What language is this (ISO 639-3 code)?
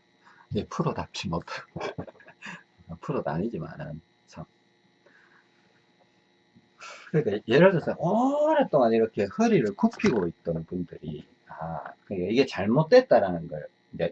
kor